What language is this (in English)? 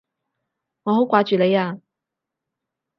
Cantonese